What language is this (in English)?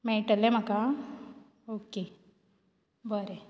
Konkani